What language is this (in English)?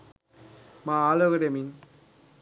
Sinhala